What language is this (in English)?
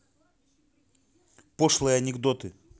Russian